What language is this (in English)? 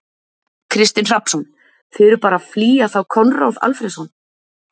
Icelandic